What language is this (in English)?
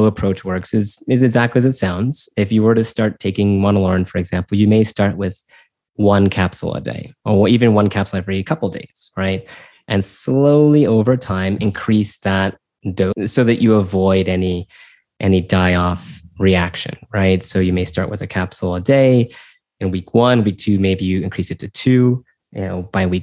English